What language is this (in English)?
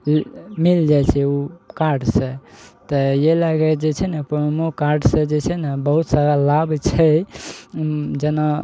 Maithili